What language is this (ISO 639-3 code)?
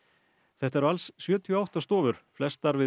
isl